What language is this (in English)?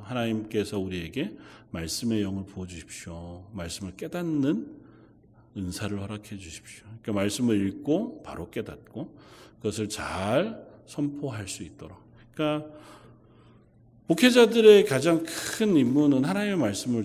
Korean